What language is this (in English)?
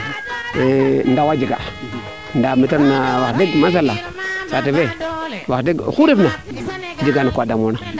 Serer